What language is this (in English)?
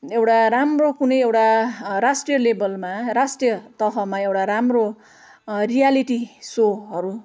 Nepali